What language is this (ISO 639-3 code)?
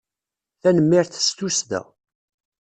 kab